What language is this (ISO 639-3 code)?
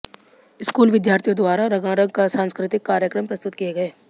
hin